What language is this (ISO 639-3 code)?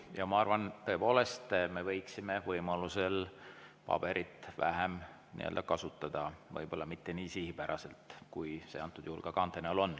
est